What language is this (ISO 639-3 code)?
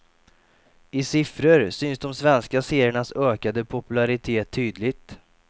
swe